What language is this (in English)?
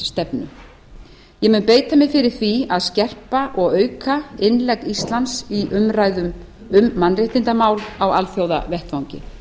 Icelandic